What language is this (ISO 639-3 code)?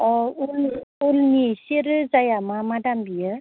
brx